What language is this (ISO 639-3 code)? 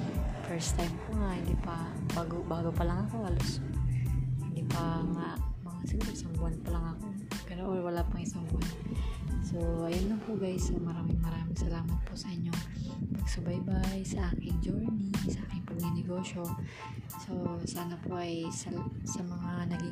fil